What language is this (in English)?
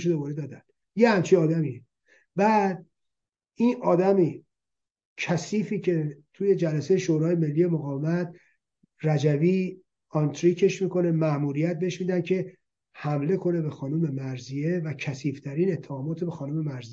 Persian